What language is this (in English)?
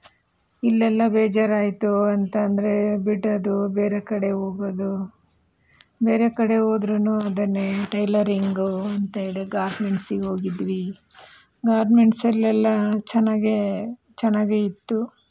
Kannada